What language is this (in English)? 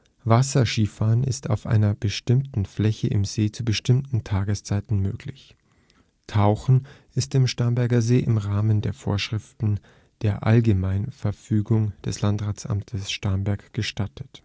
German